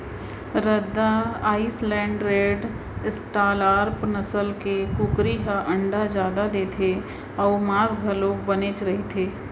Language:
Chhattisgarhi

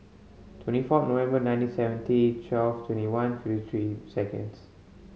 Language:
English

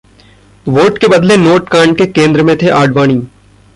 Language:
Hindi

